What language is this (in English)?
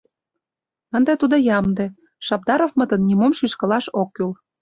Mari